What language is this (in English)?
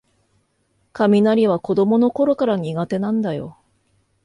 Japanese